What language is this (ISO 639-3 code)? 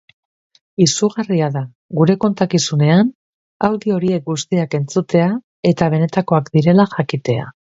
eus